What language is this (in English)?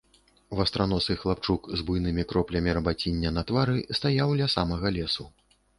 Belarusian